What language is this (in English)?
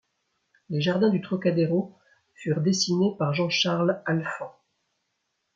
French